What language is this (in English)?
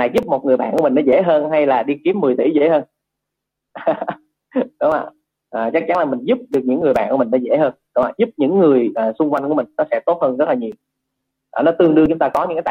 Vietnamese